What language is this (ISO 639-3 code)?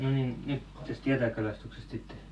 fin